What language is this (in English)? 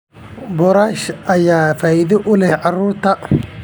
Somali